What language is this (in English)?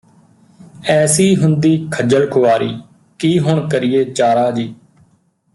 Punjabi